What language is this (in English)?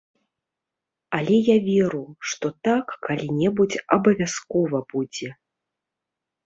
Belarusian